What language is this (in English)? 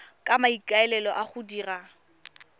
Tswana